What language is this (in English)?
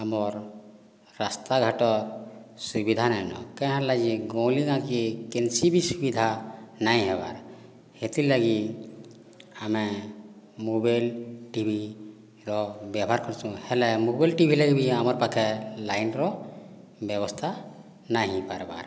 Odia